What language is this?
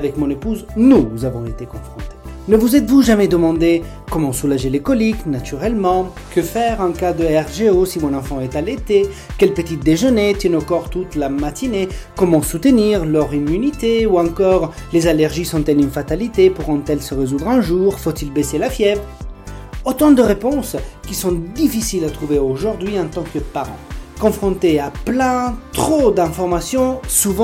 French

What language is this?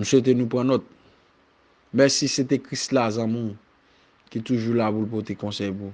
French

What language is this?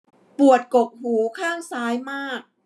Thai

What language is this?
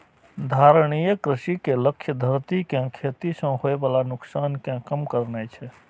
Maithili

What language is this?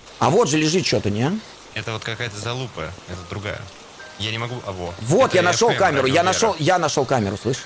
Russian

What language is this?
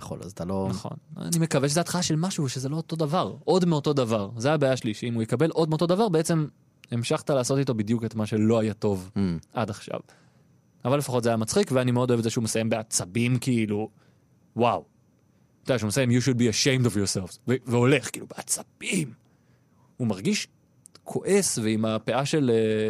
Hebrew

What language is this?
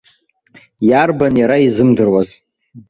Abkhazian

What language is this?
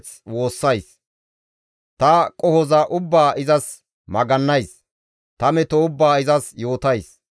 Gamo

